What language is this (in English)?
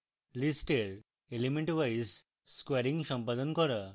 Bangla